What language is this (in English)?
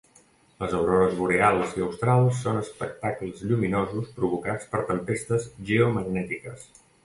Catalan